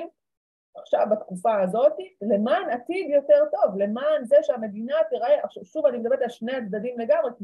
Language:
Hebrew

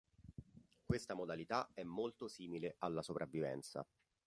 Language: Italian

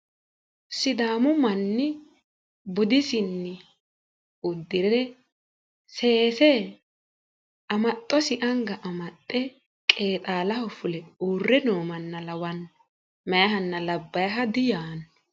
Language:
Sidamo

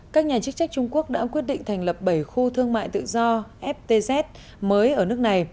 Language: Vietnamese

